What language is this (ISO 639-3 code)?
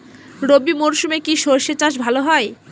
ben